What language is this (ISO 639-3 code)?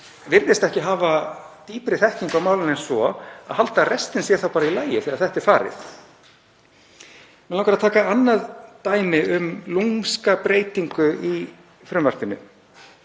isl